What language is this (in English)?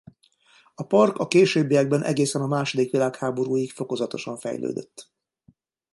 Hungarian